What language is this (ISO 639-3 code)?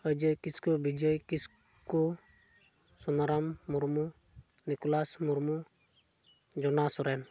sat